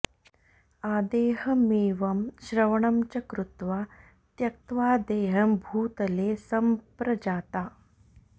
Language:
Sanskrit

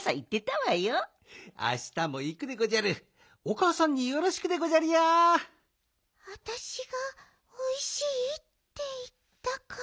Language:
Japanese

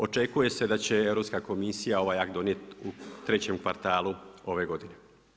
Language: Croatian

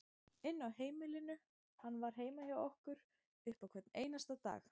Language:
Icelandic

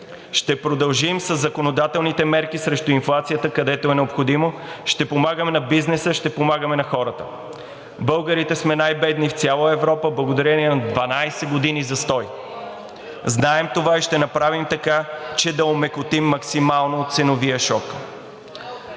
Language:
Bulgarian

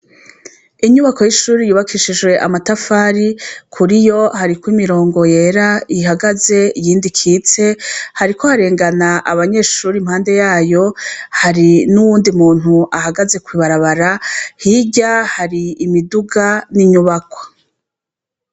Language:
Rundi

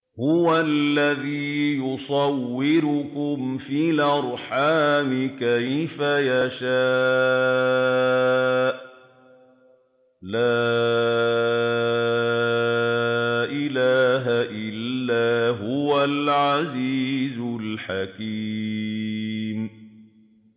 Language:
Arabic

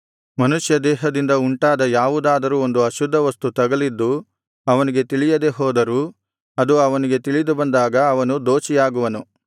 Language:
Kannada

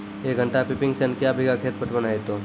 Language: Maithili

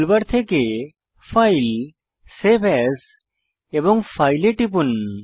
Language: Bangla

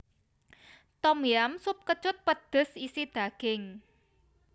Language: Javanese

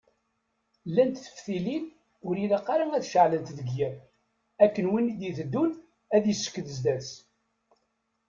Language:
Kabyle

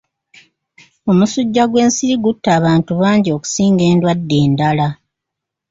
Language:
Ganda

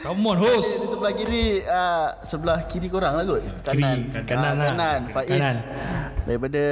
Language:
Malay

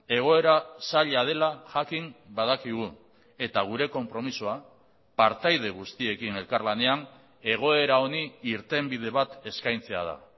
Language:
Basque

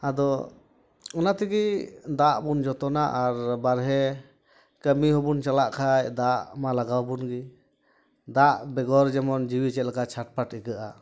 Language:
Santali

